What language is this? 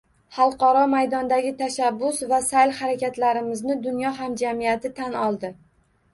Uzbek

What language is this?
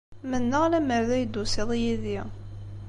Kabyle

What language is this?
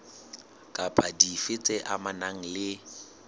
Southern Sotho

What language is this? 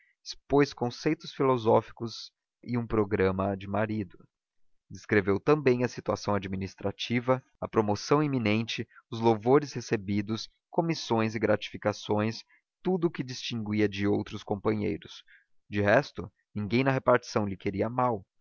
Portuguese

